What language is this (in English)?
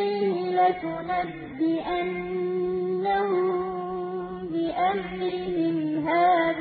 Arabic